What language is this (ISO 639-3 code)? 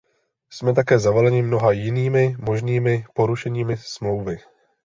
ces